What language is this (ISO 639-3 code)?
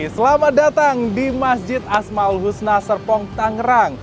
ind